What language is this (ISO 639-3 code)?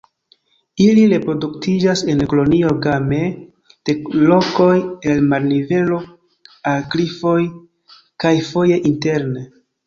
epo